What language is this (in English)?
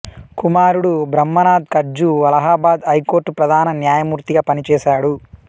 Telugu